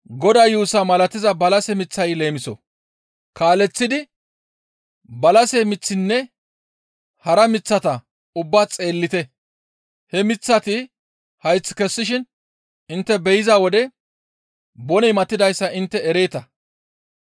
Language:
Gamo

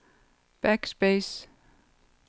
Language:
Danish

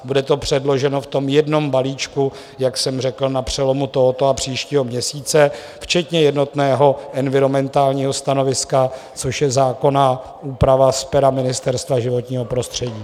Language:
Czech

